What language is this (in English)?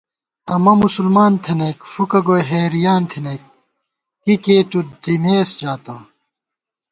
Gawar-Bati